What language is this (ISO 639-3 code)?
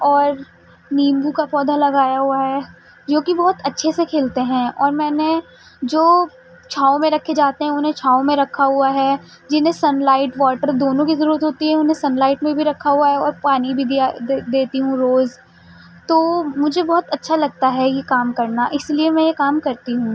urd